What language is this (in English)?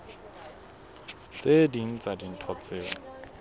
Southern Sotho